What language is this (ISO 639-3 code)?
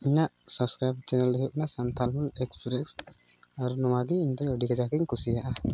sat